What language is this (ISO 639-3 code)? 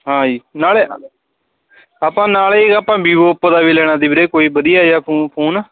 pan